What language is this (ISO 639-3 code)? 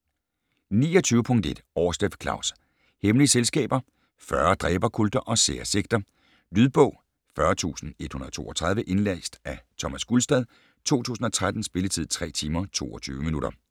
dan